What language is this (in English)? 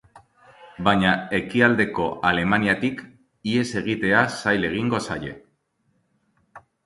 Basque